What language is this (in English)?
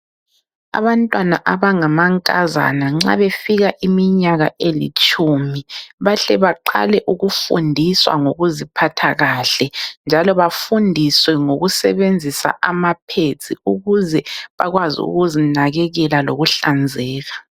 North Ndebele